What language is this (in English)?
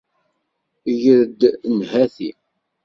Kabyle